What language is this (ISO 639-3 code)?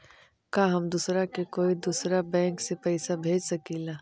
mag